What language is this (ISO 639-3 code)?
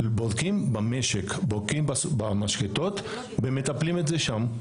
heb